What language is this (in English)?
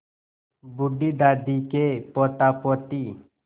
Hindi